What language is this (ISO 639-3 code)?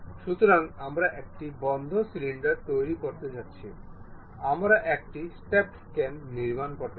ben